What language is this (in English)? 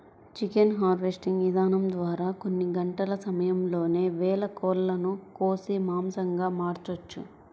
Telugu